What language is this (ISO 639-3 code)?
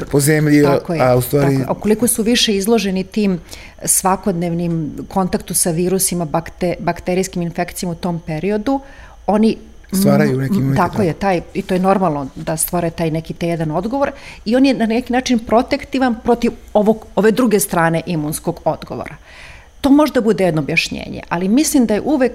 hrv